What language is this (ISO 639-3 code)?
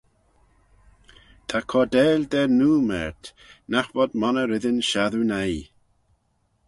glv